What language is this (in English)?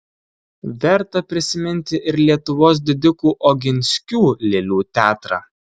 Lithuanian